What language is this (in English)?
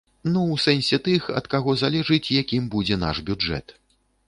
Belarusian